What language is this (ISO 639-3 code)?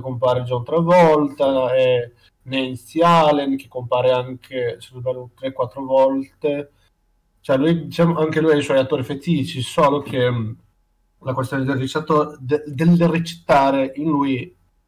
ita